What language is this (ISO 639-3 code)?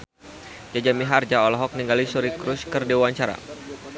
sun